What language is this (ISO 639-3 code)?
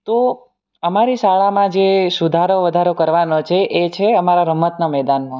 guj